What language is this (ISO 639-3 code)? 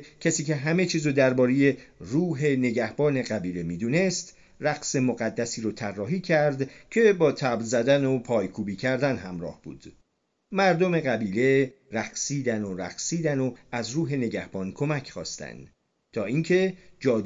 fas